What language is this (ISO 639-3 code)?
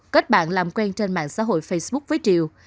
vie